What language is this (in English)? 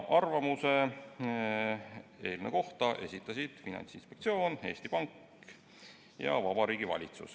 Estonian